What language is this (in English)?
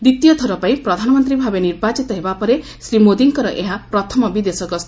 Odia